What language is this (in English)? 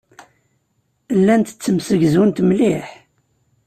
Kabyle